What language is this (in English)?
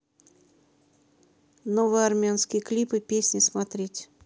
Russian